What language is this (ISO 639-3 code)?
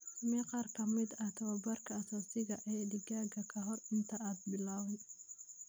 som